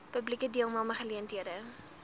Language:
Afrikaans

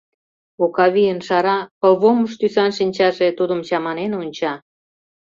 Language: Mari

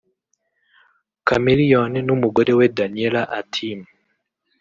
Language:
Kinyarwanda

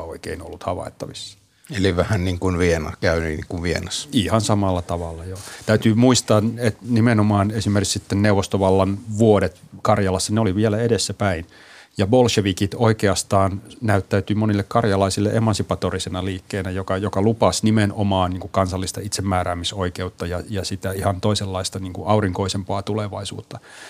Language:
Finnish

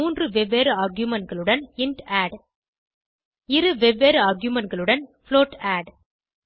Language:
Tamil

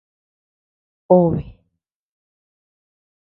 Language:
Tepeuxila Cuicatec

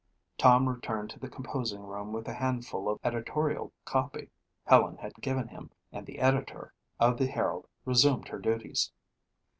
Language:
English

